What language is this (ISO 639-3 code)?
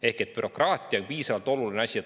est